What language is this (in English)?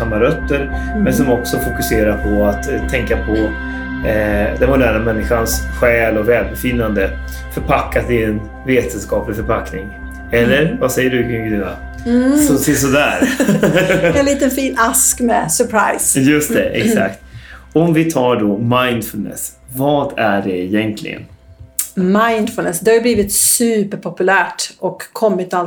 Swedish